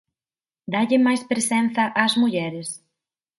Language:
Galician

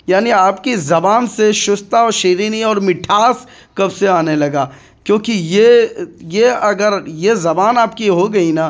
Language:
Urdu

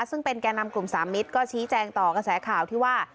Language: Thai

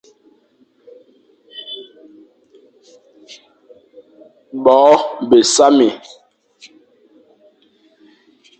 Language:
Fang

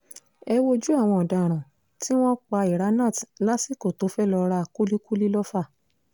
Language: Yoruba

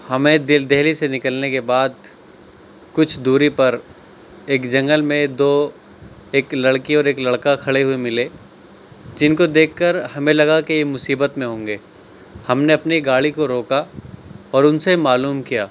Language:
Urdu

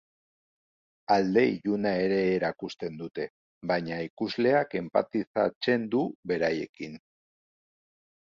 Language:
Basque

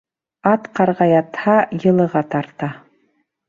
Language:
Bashkir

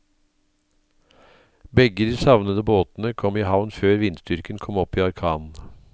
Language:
Norwegian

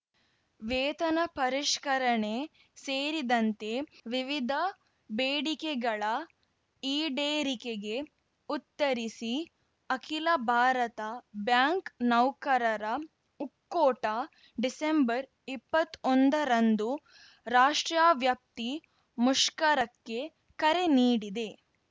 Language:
Kannada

